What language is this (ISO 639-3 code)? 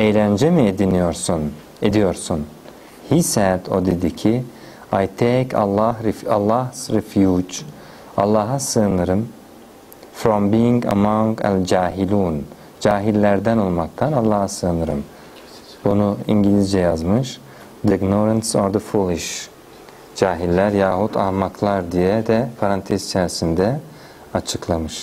tur